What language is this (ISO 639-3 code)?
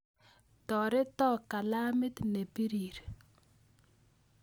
kln